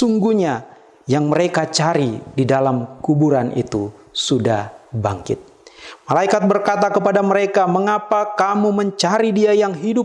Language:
Indonesian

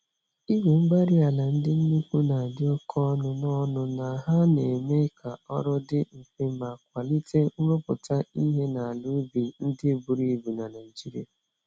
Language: Igbo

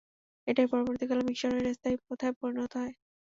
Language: Bangla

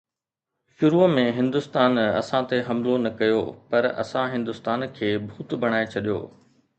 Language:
Sindhi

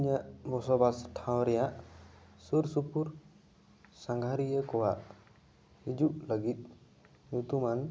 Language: Santali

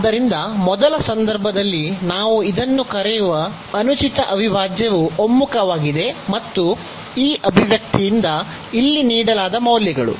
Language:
Kannada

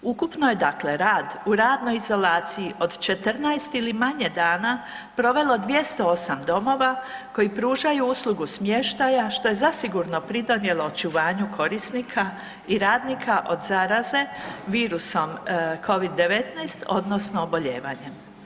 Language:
Croatian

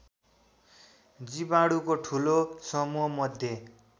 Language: Nepali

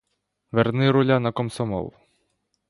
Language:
Ukrainian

